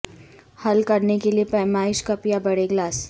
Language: Urdu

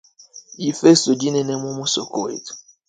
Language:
Luba-Lulua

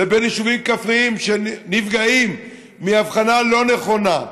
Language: Hebrew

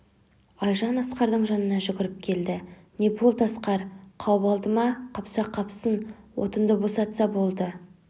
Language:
Kazakh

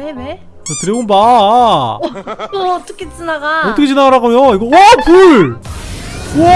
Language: Korean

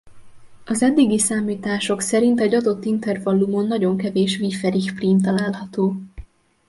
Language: Hungarian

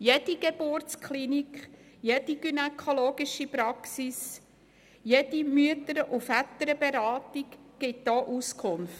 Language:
Swiss German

